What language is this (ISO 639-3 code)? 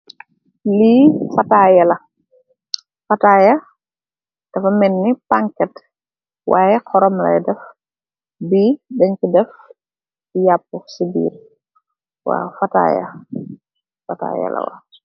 wol